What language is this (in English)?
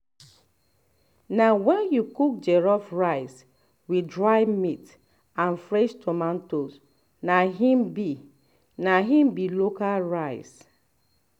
Nigerian Pidgin